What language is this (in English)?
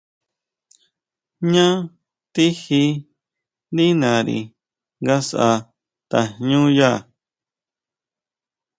Huautla Mazatec